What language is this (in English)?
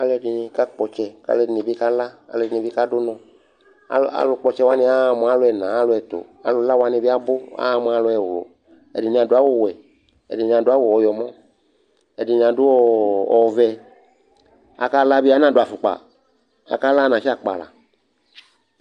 Ikposo